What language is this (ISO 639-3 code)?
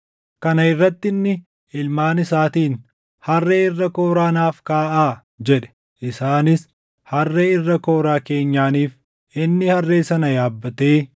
orm